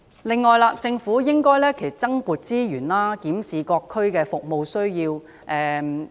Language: Cantonese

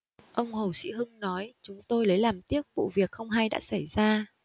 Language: Vietnamese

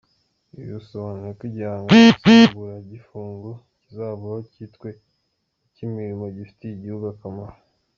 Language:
Kinyarwanda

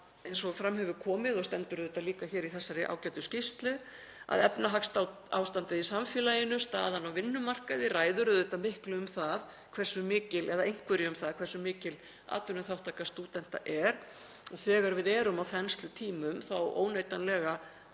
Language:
Icelandic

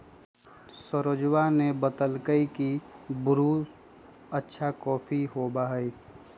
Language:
Magahi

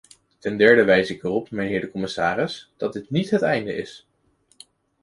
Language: Dutch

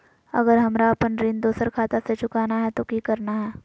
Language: Magahi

